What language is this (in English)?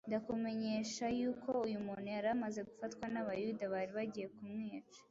Kinyarwanda